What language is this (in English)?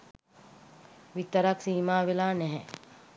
Sinhala